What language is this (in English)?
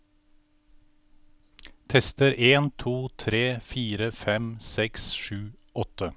Norwegian